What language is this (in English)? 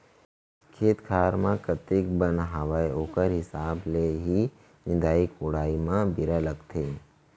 Chhattisgarhi